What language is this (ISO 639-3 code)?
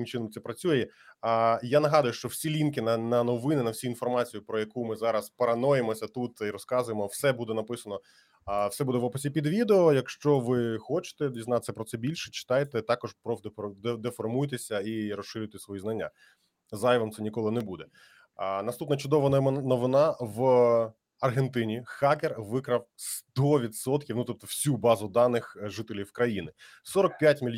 ukr